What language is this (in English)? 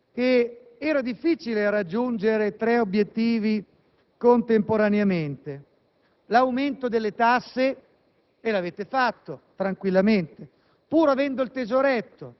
Italian